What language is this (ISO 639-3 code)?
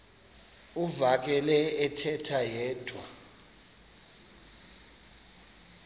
xho